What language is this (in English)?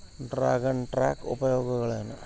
Kannada